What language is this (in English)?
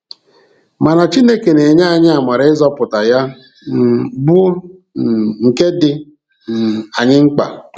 Igbo